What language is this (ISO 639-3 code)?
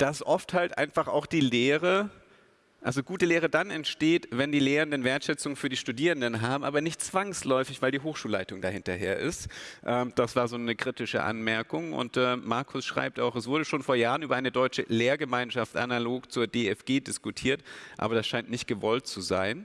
deu